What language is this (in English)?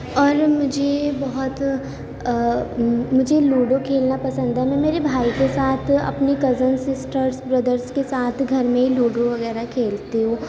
Urdu